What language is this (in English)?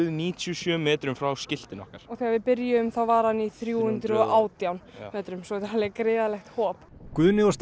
Icelandic